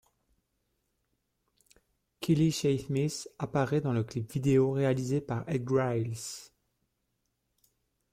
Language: French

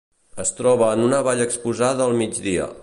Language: Catalan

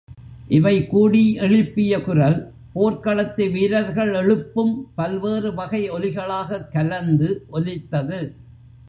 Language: Tamil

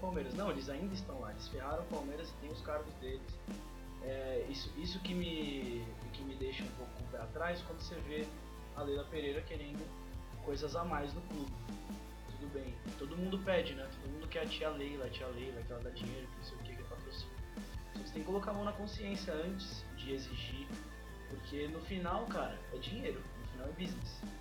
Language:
Portuguese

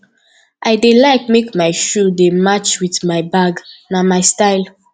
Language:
Nigerian Pidgin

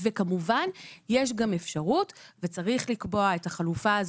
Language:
Hebrew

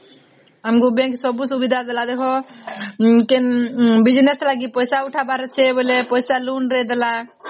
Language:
Odia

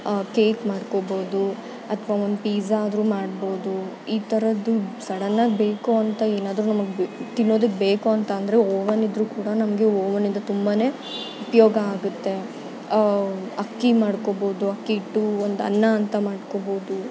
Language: Kannada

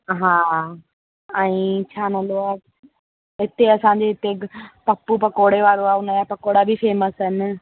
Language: Sindhi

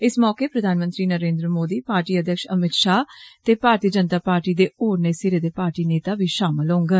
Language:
Dogri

